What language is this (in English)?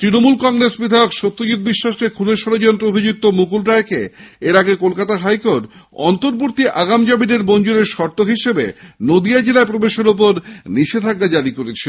Bangla